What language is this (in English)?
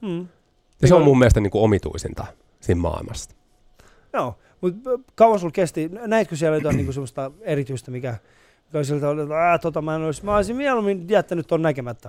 Finnish